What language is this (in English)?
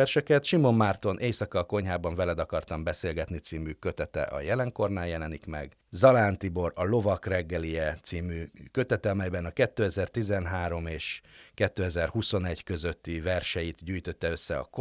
Hungarian